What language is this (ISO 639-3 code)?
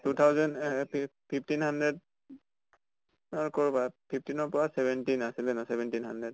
asm